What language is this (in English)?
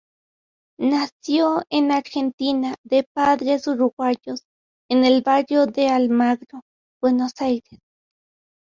Spanish